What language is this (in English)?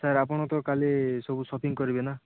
Odia